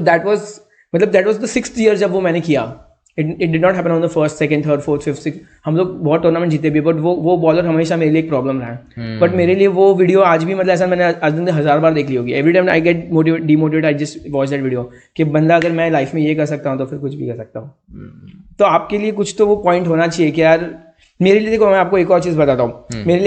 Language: Hindi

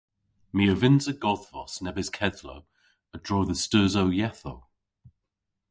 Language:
Cornish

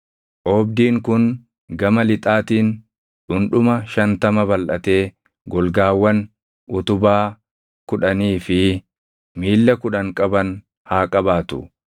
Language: Oromo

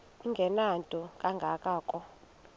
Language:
Xhosa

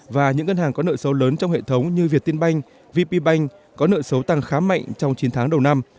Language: Vietnamese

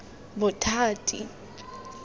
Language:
Tswana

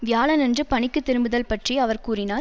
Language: Tamil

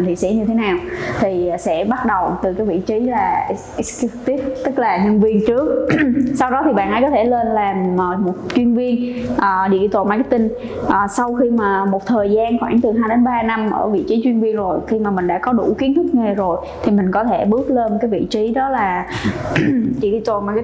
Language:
Vietnamese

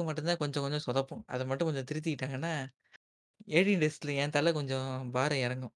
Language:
Tamil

